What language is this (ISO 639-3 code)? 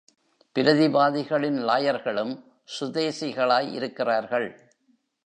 tam